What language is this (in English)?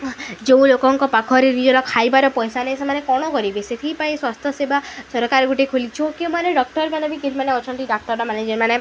Odia